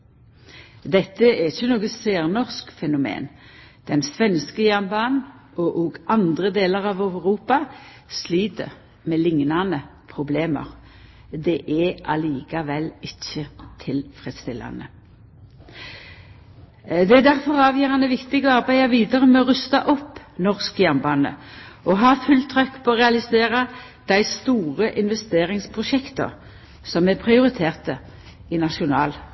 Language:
Norwegian Nynorsk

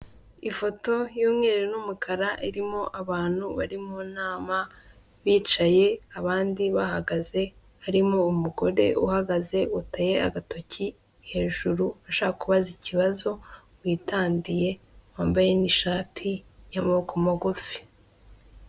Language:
Kinyarwanda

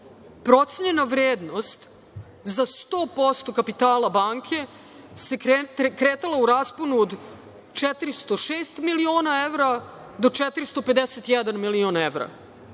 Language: Serbian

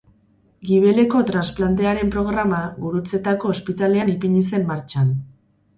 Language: Basque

